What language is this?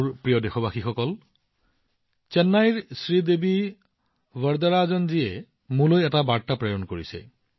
Assamese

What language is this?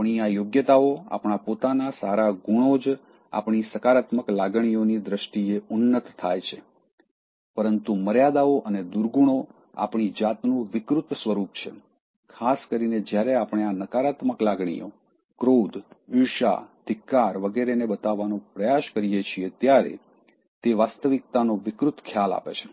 Gujarati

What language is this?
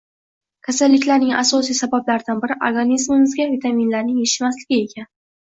Uzbek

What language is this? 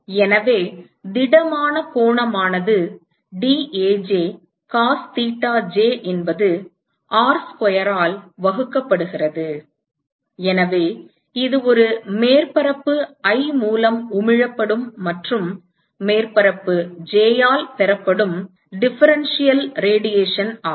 Tamil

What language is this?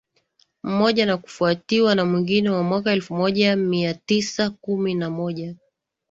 Swahili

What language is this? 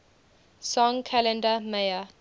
English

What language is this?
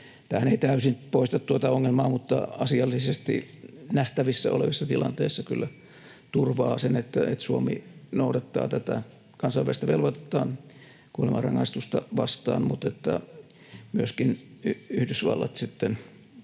Finnish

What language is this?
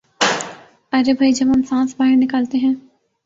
Urdu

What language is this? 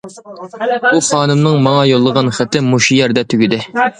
Uyghur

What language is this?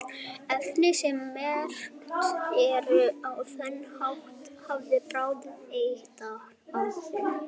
Icelandic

